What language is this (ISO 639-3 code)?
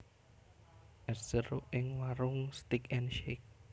jav